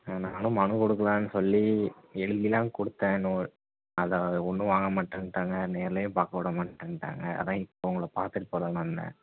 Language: Tamil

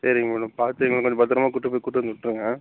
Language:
Tamil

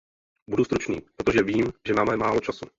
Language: Czech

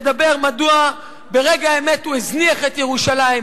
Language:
Hebrew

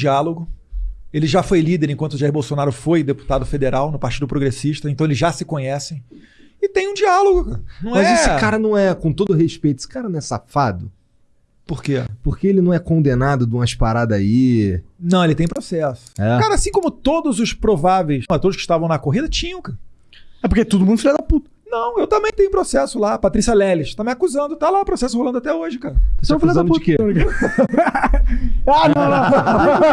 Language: Portuguese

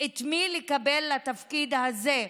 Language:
Hebrew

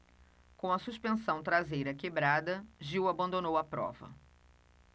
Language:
Portuguese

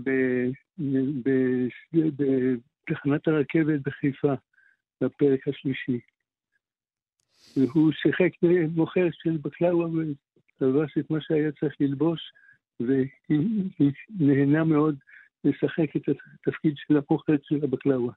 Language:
Hebrew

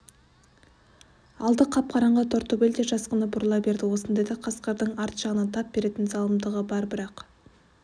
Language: Kazakh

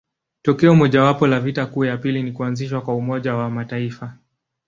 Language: Swahili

